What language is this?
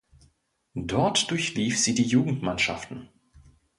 German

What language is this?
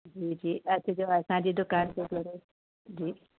Sindhi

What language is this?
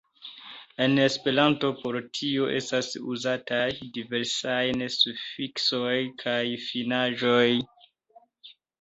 Esperanto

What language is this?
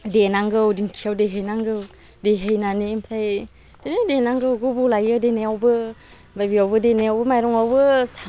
Bodo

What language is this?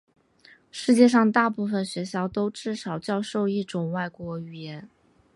Chinese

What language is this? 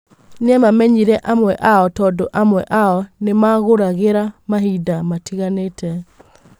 Kikuyu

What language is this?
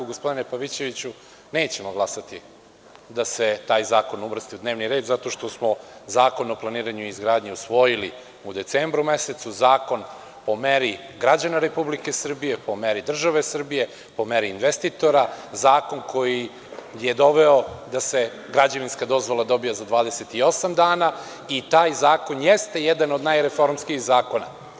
Serbian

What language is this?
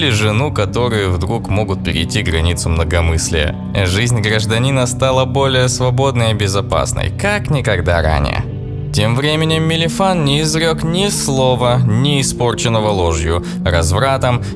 Russian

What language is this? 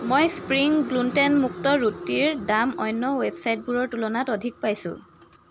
Assamese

